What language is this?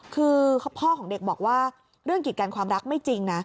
Thai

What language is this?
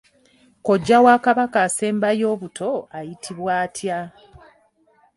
Ganda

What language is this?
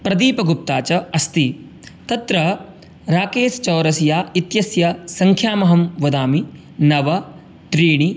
Sanskrit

